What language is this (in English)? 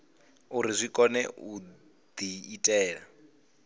Venda